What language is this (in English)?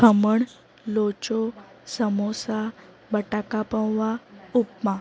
Gujarati